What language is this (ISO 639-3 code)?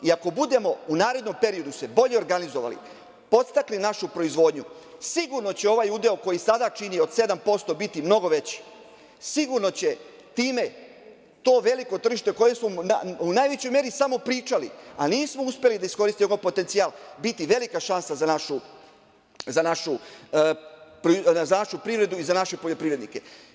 srp